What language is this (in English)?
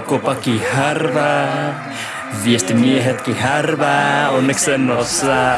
Finnish